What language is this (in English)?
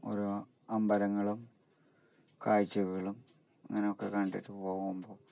Malayalam